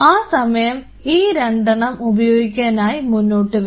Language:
Malayalam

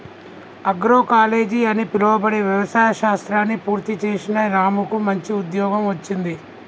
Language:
Telugu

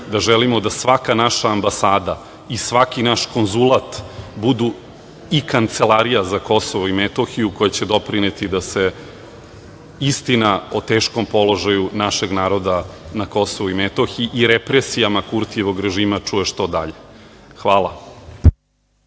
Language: Serbian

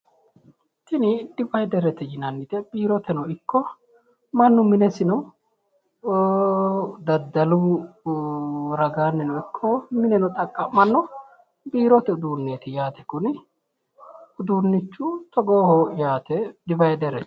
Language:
Sidamo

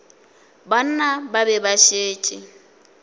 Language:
Northern Sotho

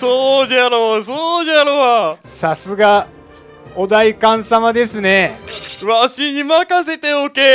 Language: Japanese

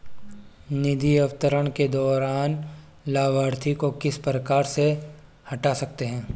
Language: Hindi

